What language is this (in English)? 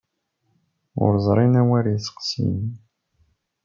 Kabyle